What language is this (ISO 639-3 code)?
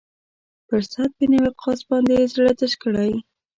pus